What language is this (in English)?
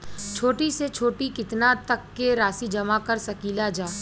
Bhojpuri